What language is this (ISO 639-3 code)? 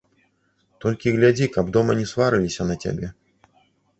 bel